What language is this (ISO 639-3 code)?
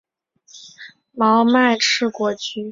zho